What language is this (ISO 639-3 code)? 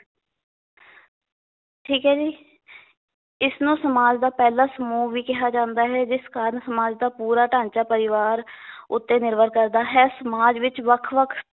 pan